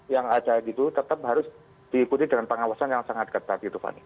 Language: Indonesian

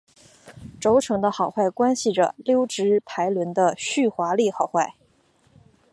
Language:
Chinese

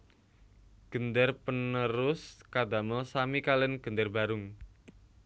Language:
Javanese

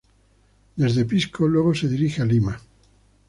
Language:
Spanish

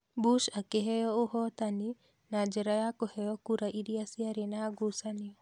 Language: Kikuyu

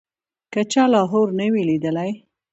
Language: Pashto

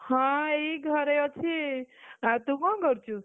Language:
Odia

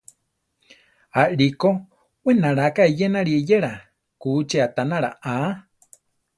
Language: Central Tarahumara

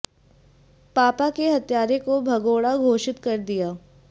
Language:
Hindi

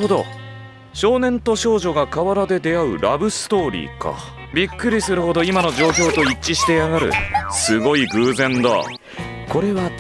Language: Japanese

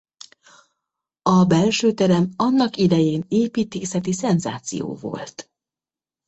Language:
Hungarian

